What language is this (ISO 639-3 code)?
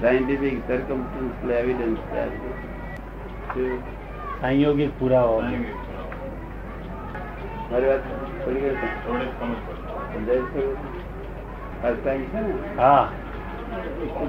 guj